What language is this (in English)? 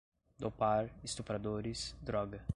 Portuguese